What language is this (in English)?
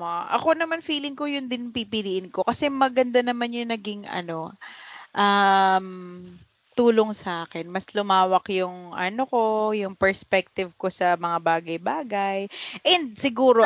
Filipino